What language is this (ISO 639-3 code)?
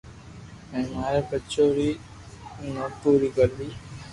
lrk